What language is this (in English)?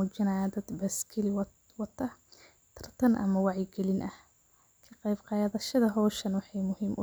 Somali